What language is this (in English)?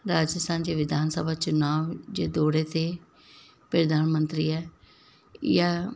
Sindhi